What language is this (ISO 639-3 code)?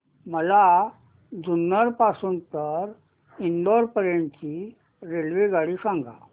mar